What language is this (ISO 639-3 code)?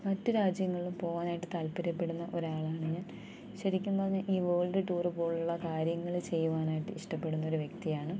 mal